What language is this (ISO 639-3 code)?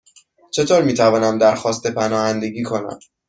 fas